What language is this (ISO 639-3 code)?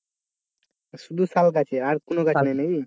ben